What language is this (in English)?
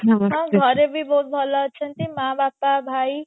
Odia